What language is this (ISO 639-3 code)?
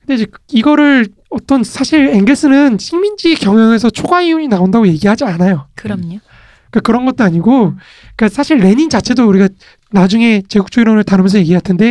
kor